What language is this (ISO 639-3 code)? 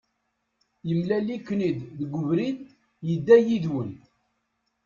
kab